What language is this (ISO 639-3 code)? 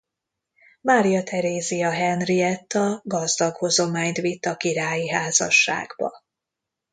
hun